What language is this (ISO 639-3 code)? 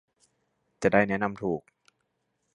tha